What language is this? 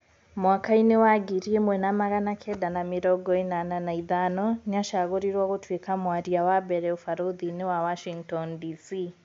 Kikuyu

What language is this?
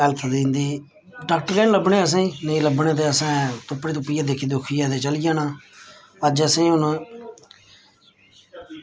Dogri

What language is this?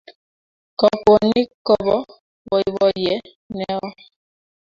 Kalenjin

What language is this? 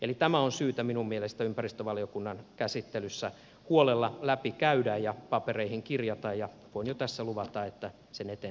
Finnish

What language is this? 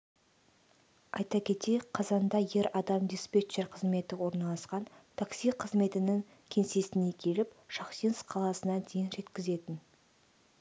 Kazakh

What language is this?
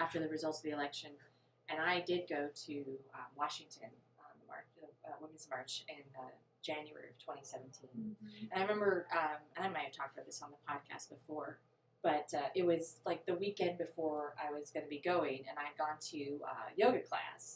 English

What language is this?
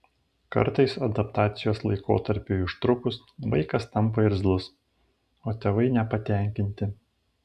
Lithuanian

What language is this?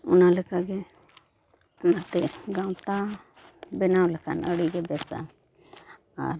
Santali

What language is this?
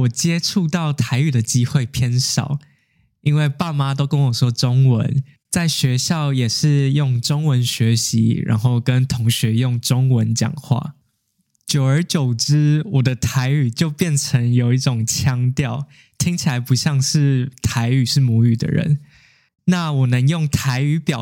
Chinese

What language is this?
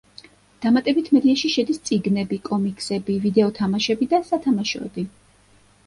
Georgian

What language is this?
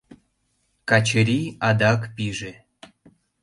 Mari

